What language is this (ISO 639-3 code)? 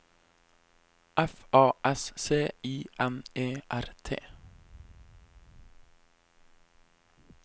nor